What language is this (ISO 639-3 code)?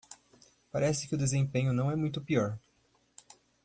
por